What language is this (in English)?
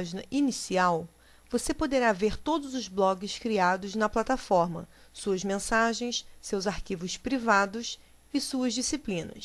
Portuguese